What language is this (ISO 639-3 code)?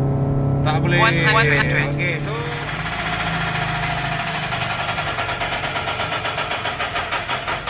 msa